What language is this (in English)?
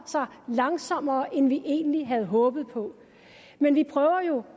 Danish